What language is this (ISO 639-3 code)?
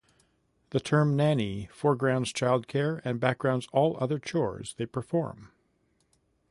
eng